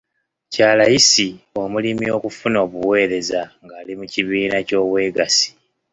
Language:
Ganda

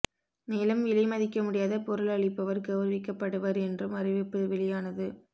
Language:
Tamil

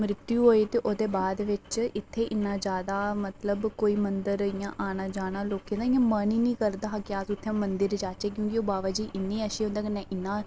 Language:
Dogri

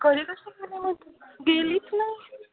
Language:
Marathi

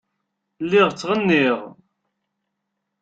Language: Kabyle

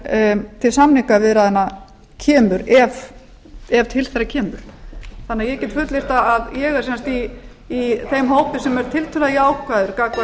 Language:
Icelandic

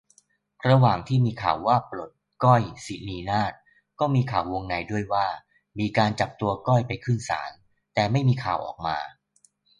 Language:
Thai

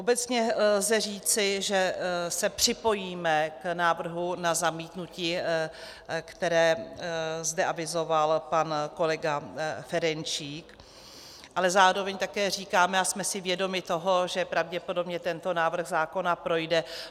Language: Czech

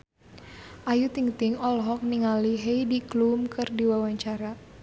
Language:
Sundanese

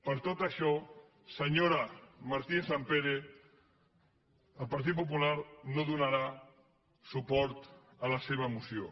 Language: Catalan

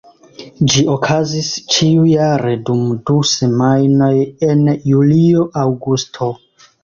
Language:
Esperanto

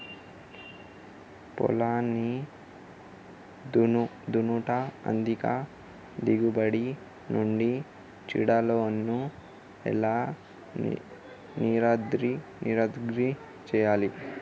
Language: Telugu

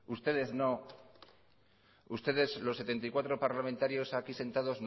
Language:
Spanish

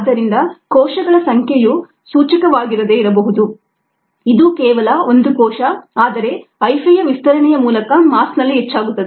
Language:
Kannada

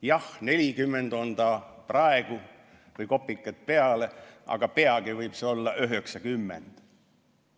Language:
Estonian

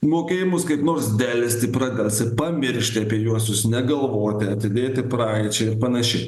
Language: Lithuanian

